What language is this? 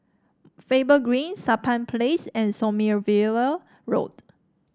English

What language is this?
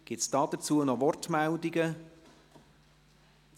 Swiss German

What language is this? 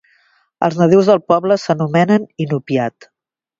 Catalan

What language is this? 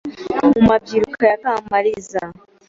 Kinyarwanda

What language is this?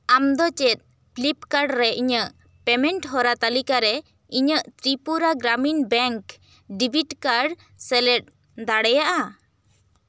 Santali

